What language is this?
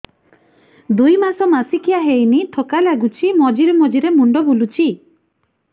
Odia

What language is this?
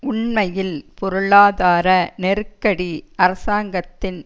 Tamil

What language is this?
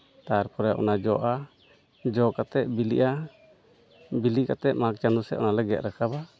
Santali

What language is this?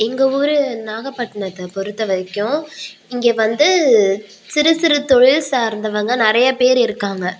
Tamil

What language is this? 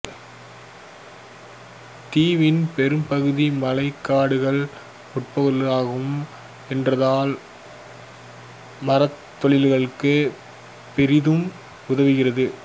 Tamil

